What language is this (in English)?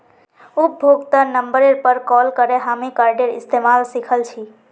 Magahi